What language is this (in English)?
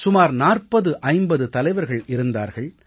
Tamil